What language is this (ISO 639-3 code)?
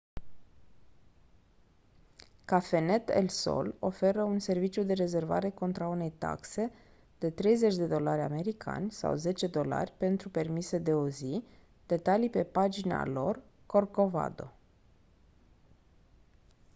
ron